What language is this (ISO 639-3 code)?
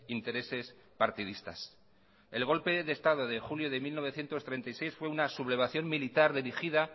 spa